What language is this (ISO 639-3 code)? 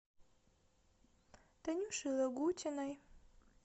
rus